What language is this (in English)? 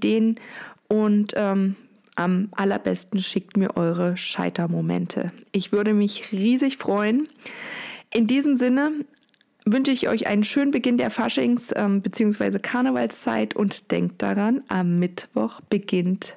German